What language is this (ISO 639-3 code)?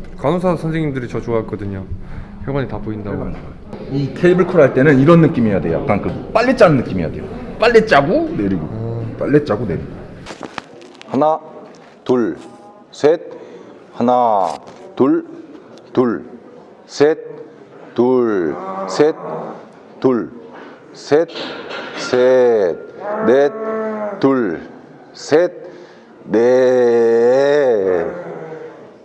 kor